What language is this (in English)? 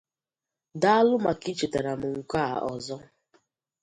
Igbo